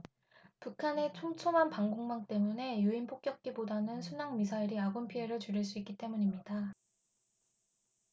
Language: Korean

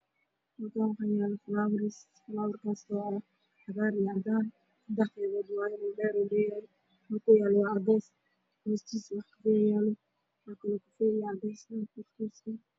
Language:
Somali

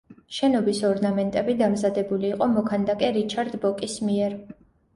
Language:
Georgian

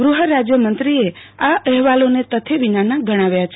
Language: Gujarati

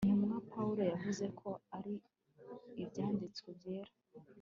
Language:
Kinyarwanda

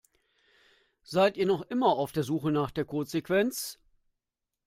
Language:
German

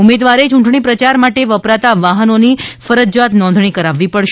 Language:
Gujarati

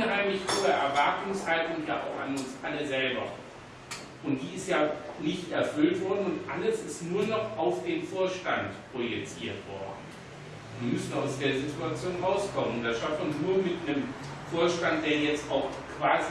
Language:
German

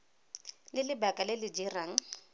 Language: Tswana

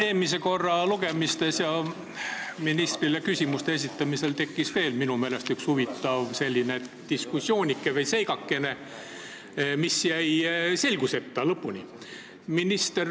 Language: Estonian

